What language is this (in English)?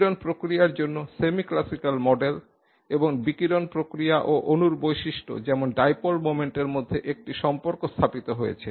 Bangla